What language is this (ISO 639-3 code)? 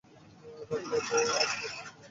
ben